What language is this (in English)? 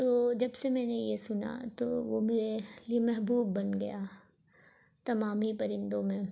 Urdu